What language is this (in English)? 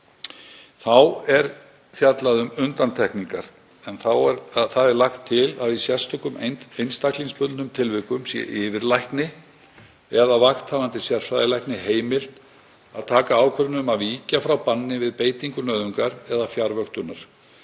Icelandic